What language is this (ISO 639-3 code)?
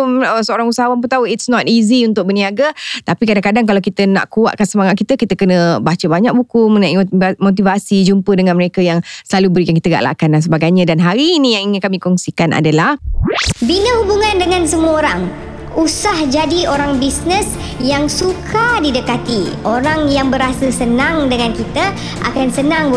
msa